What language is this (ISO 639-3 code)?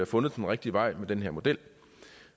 dan